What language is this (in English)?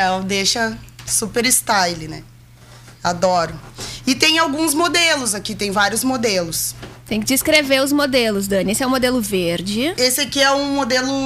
Portuguese